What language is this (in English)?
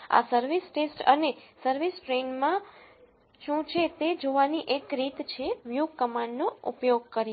Gujarati